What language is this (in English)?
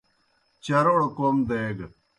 Kohistani Shina